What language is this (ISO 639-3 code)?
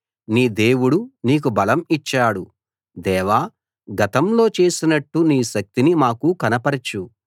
tel